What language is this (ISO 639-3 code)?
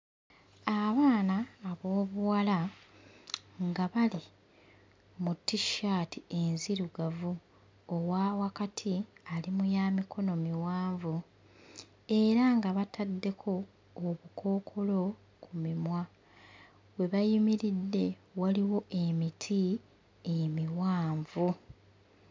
lug